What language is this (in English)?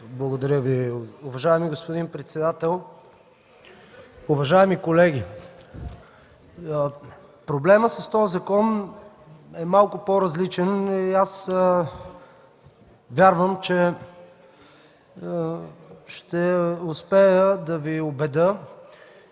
Bulgarian